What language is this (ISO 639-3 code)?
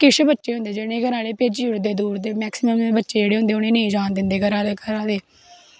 doi